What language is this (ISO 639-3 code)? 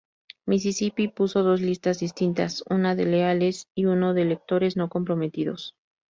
spa